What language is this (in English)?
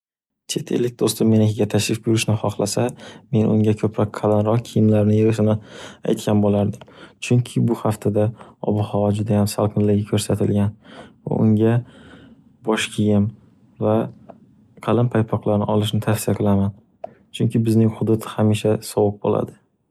Uzbek